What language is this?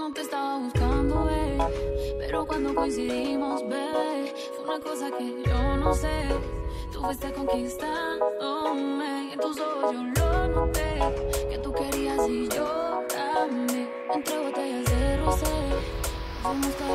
Polish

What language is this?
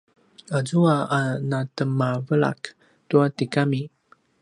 Paiwan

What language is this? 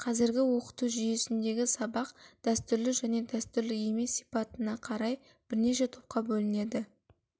Kazakh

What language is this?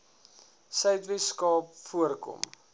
Afrikaans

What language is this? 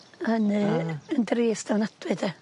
Welsh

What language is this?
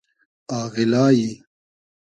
Hazaragi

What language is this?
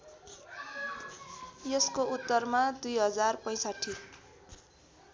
Nepali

